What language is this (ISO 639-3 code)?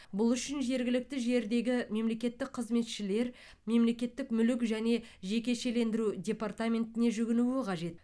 kaz